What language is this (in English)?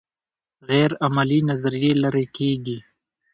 Pashto